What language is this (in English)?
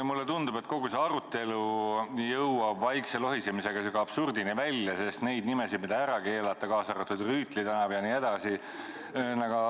Estonian